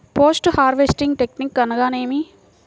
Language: Telugu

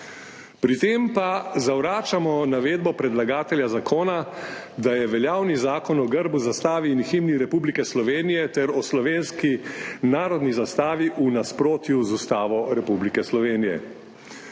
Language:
Slovenian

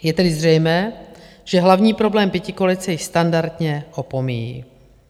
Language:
Czech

